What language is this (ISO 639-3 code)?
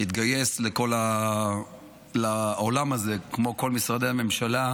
heb